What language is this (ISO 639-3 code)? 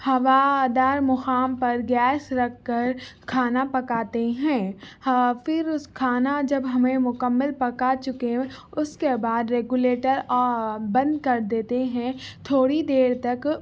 urd